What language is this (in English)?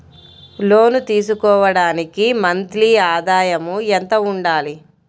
Telugu